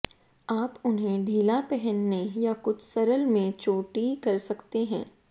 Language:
Hindi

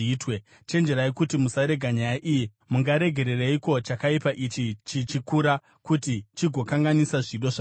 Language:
Shona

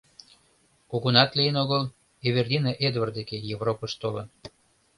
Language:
Mari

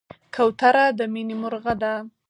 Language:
Pashto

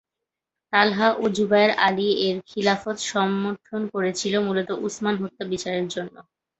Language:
Bangla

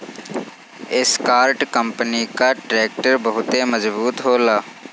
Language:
Bhojpuri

